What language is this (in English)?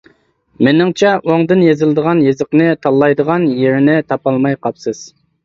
Uyghur